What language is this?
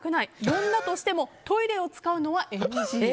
Japanese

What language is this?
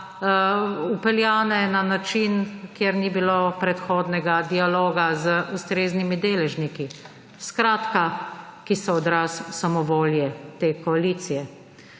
Slovenian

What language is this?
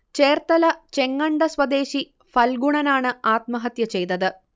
Malayalam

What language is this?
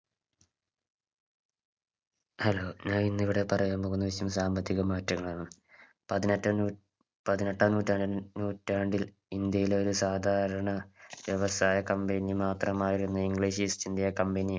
Malayalam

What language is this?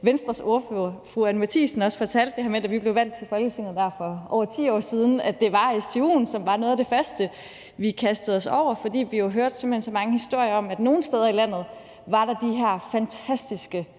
Danish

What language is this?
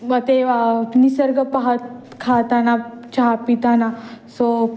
Marathi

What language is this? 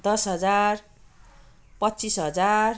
Nepali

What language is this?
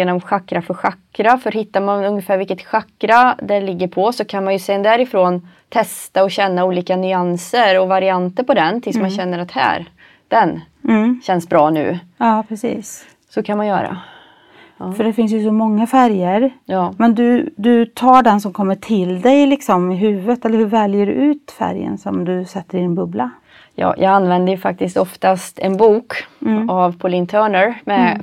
Swedish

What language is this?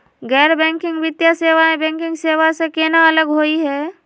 Magahi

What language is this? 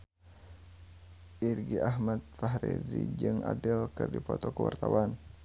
Sundanese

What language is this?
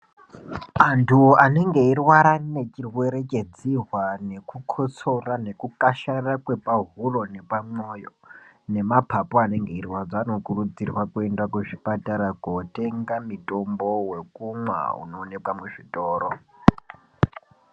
Ndau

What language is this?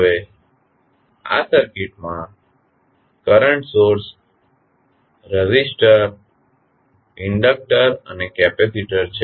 Gujarati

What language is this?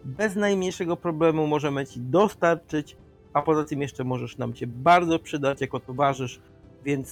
Polish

